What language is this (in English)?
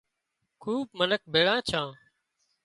Wadiyara Koli